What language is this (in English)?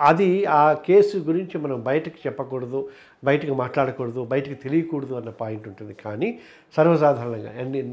Telugu